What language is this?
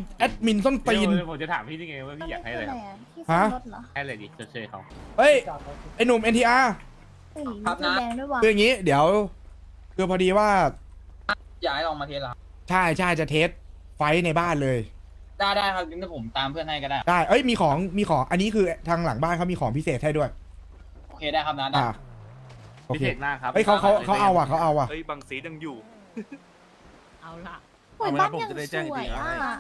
Thai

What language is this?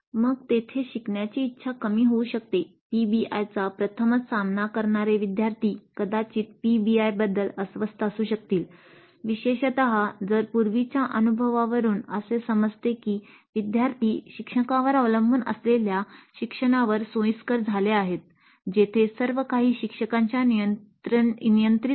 Marathi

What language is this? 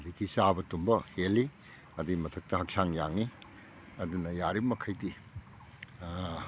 Manipuri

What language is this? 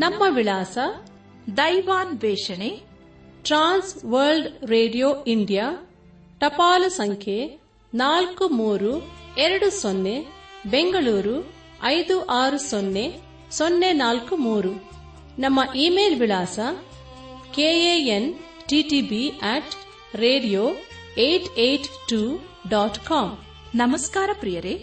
Kannada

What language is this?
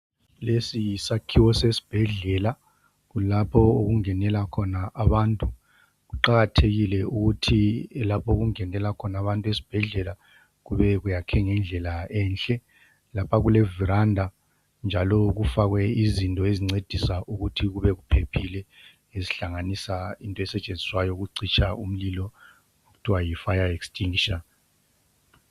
North Ndebele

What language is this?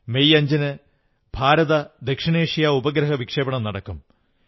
Malayalam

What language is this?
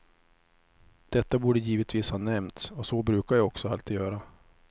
Swedish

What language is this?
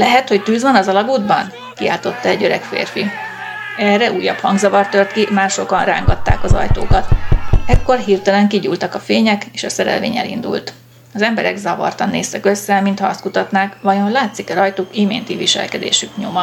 Hungarian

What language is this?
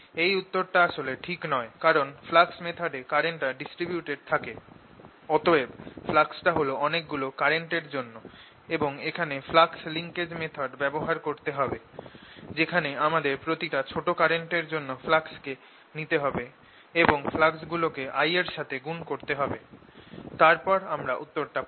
Bangla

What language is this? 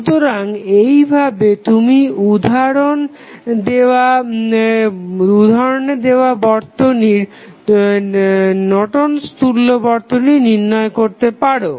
Bangla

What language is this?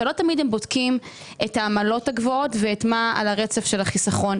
Hebrew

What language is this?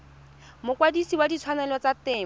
Tswana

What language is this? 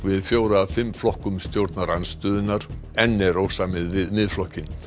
Icelandic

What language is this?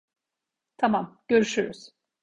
Turkish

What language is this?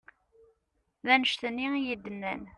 Kabyle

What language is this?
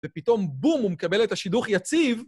Hebrew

